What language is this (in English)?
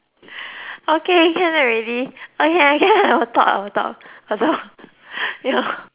English